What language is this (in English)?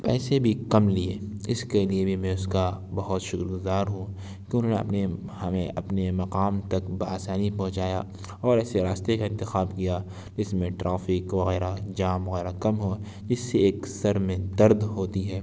Urdu